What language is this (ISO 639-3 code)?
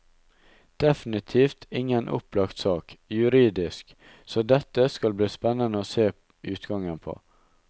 nor